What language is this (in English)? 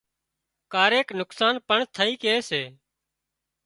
Wadiyara Koli